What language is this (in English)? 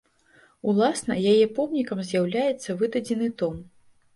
Belarusian